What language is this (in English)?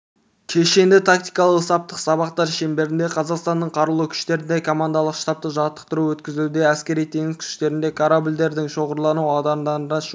Kazakh